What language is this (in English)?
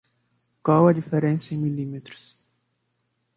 Portuguese